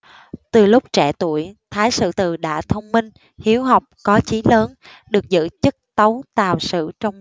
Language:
Vietnamese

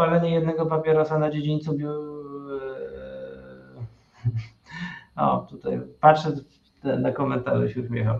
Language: Polish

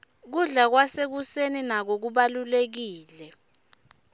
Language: Swati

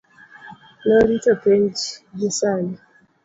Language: Luo (Kenya and Tanzania)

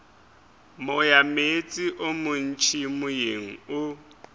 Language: Northern Sotho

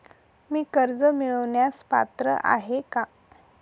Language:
Marathi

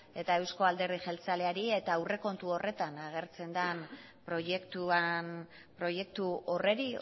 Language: Basque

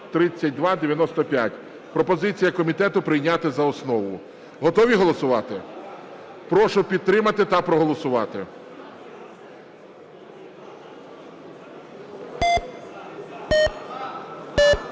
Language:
Ukrainian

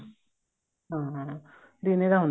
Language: Punjabi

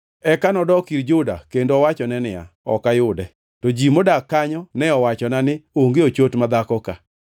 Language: Luo (Kenya and Tanzania)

